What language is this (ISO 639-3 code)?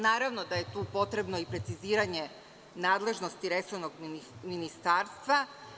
srp